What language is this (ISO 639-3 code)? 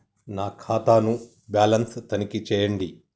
tel